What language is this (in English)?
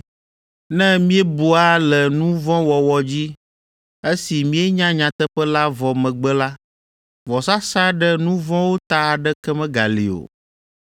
Ewe